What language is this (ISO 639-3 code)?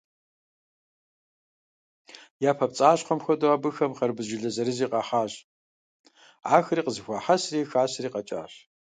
kbd